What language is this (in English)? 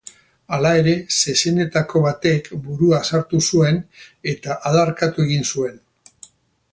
Basque